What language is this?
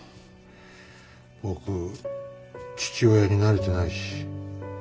Japanese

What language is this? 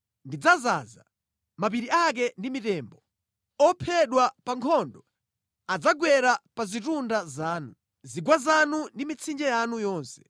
Nyanja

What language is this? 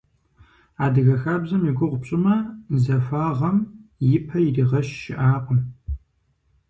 Kabardian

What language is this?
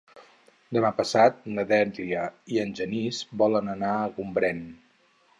Catalan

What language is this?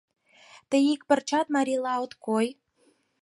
Mari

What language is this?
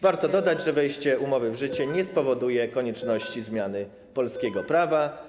Polish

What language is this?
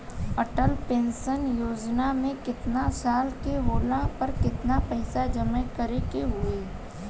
Bhojpuri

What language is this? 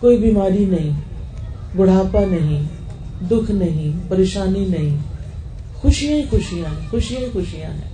Urdu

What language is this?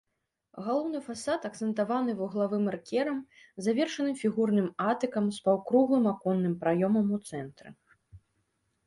Belarusian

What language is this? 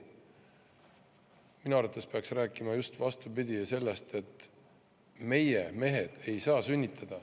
Estonian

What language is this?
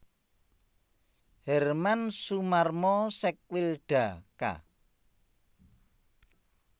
Javanese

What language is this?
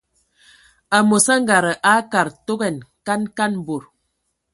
Ewondo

